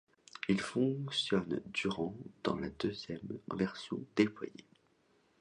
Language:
French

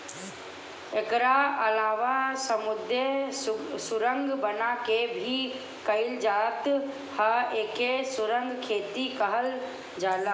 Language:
Bhojpuri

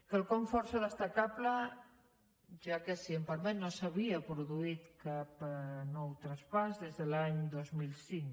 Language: Catalan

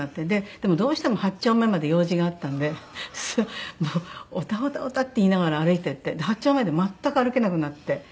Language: Japanese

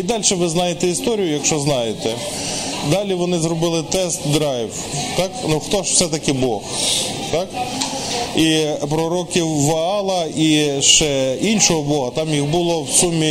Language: Ukrainian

